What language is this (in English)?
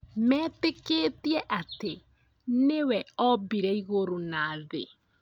Kikuyu